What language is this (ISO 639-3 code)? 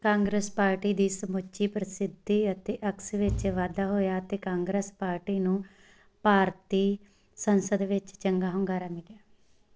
pan